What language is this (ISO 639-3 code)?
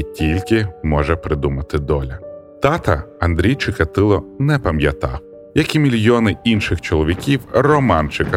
ukr